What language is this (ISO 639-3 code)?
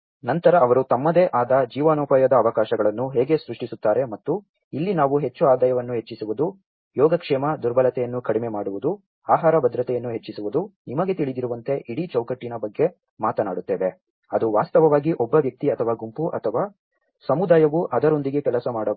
kan